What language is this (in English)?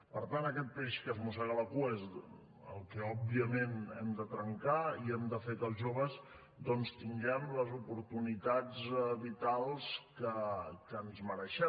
Catalan